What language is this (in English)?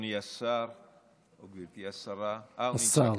Hebrew